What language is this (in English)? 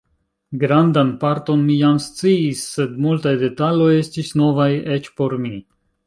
Esperanto